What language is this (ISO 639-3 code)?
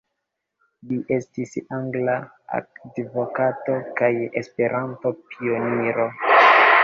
epo